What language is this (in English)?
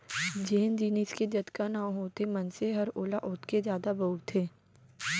Chhattisgarhi